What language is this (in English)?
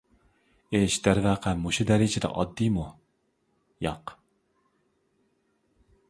Uyghur